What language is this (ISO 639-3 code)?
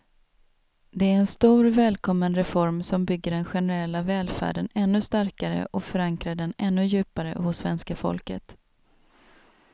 swe